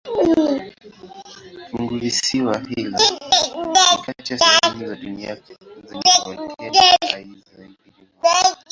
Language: Swahili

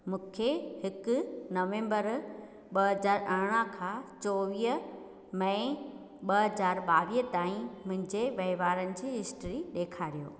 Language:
Sindhi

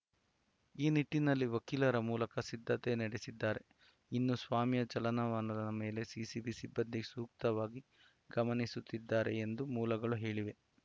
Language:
Kannada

